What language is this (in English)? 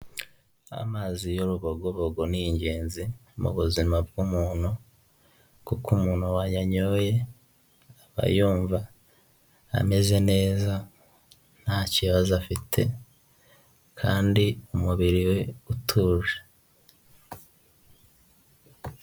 Kinyarwanda